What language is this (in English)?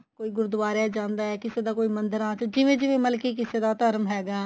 Punjabi